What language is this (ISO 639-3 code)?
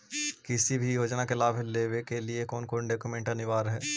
mag